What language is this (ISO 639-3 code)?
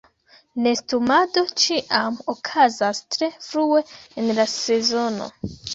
epo